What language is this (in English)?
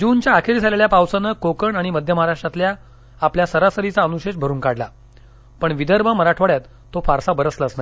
Marathi